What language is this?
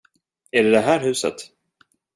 Swedish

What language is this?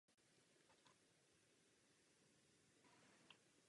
Czech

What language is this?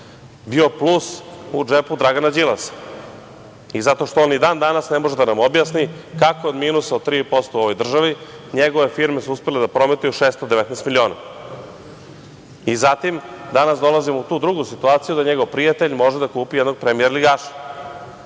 Serbian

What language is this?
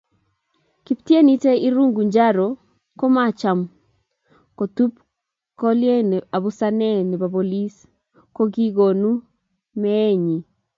Kalenjin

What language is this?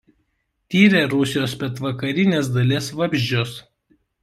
Lithuanian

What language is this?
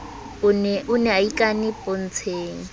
Southern Sotho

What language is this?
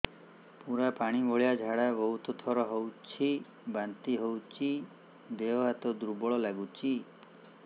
Odia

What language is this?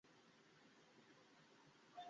Bangla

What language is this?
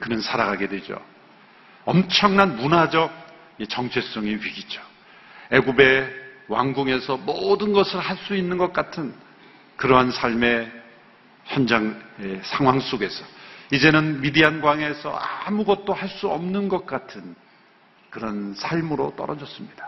Korean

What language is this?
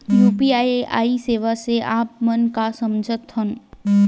Chhattisgarhi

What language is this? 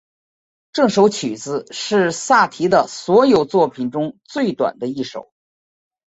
Chinese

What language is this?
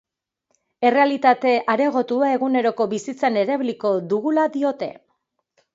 Basque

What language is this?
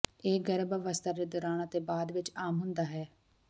Punjabi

